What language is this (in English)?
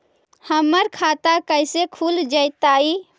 Magahi